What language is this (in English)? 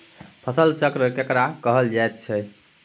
Maithili